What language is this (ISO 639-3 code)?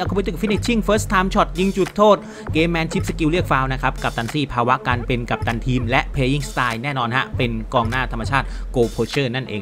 tha